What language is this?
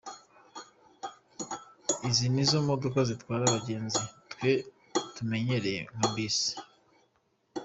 Kinyarwanda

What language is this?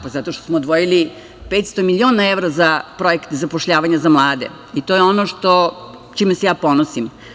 Serbian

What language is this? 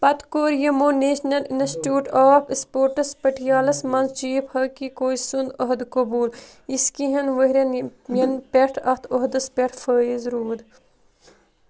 Kashmiri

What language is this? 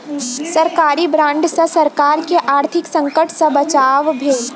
Maithili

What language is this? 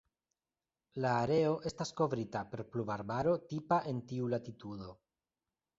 Esperanto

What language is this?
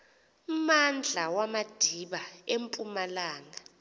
Xhosa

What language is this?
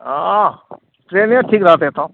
Maithili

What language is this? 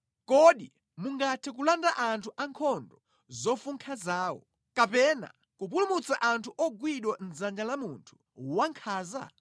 Nyanja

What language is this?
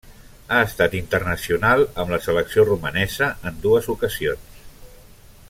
Catalan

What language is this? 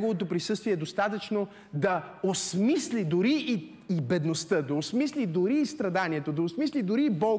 Bulgarian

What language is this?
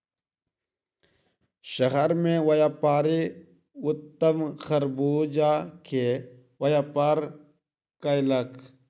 Maithili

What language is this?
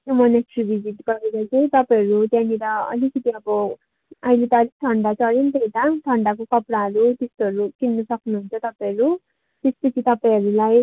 Nepali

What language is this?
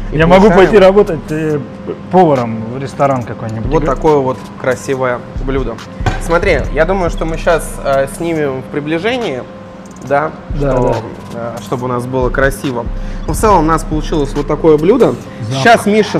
Russian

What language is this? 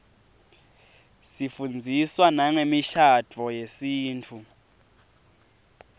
Swati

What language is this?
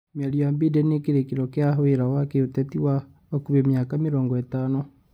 Kikuyu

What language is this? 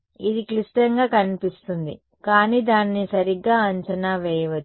Telugu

